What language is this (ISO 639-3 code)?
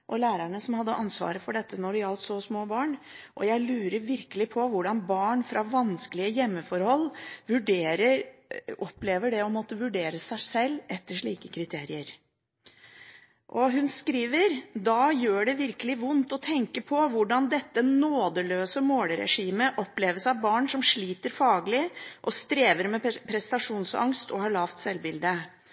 nob